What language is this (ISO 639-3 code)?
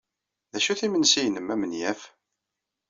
kab